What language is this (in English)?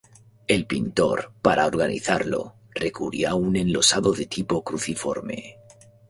Spanish